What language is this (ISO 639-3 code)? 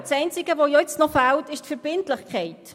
gsw